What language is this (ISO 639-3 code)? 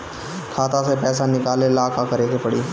bho